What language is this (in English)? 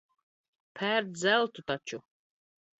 Latvian